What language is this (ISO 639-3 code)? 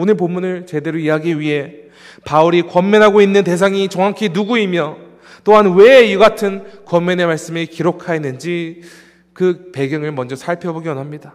kor